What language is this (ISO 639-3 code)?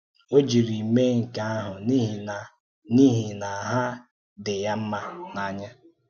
ibo